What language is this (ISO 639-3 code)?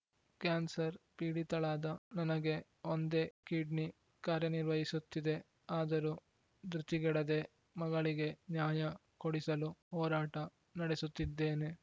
kan